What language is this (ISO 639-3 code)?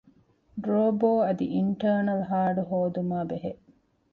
div